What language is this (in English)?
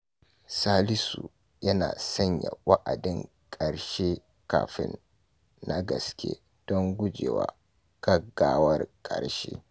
Hausa